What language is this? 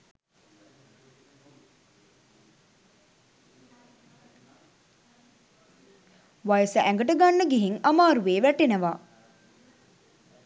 Sinhala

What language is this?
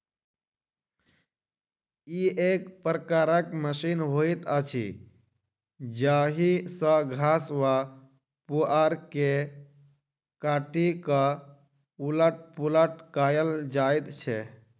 Maithili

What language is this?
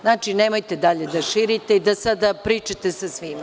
Serbian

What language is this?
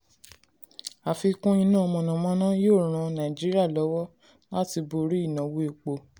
Yoruba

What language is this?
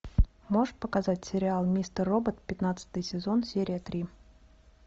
Russian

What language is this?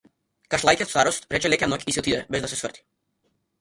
Macedonian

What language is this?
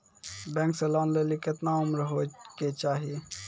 Maithili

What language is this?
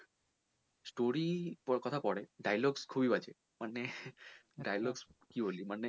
Bangla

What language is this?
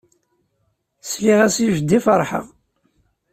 Kabyle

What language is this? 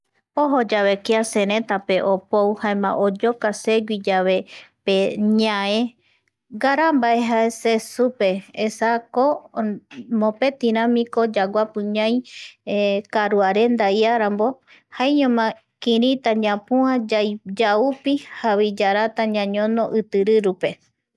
Eastern Bolivian Guaraní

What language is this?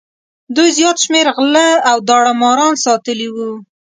Pashto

